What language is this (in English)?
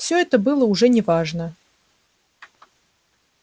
Russian